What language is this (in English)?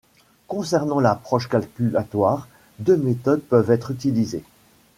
French